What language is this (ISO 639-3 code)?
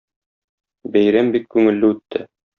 tat